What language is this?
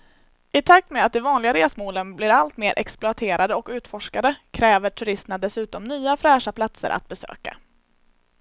Swedish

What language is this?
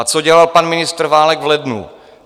Czech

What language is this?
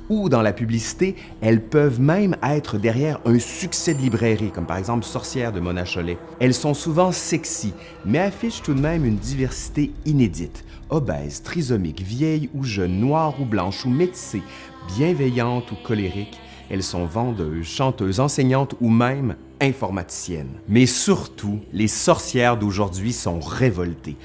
French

